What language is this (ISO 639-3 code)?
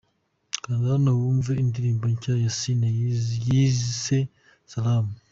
kin